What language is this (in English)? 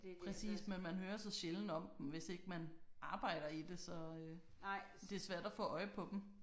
Danish